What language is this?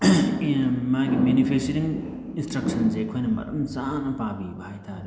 Manipuri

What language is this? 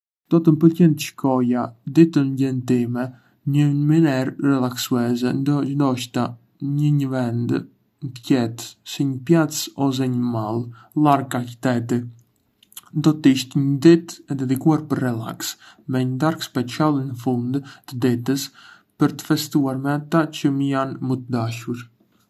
Arbëreshë Albanian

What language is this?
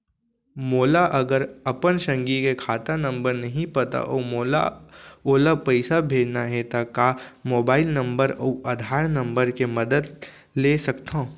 Chhattisgarhi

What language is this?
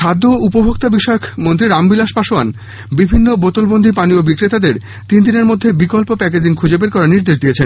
Bangla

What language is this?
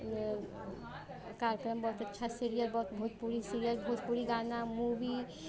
Hindi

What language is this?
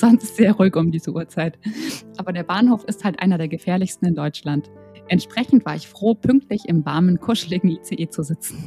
German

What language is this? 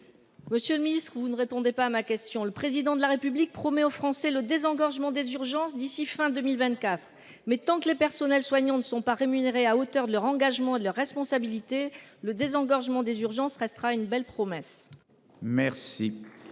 French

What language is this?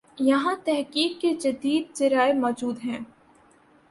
Urdu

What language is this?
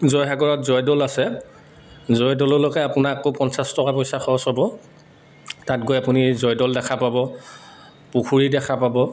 Assamese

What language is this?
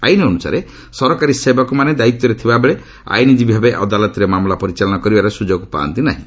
Odia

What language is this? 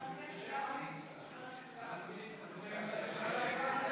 Hebrew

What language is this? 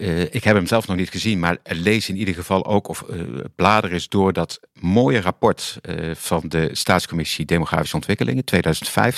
Dutch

